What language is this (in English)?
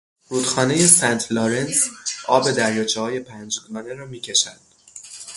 Persian